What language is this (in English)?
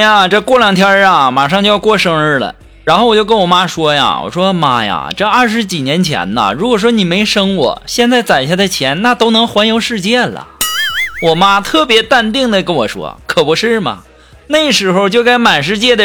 Chinese